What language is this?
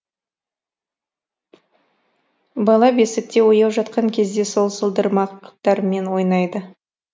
Kazakh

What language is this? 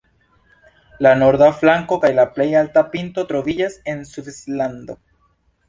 Esperanto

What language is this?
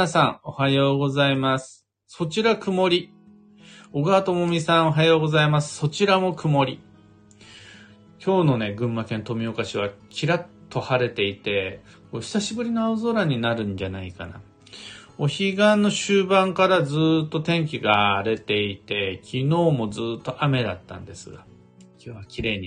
Japanese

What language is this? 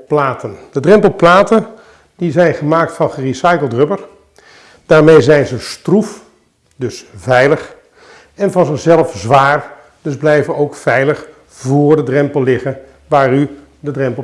Dutch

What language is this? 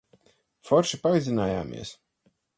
Latvian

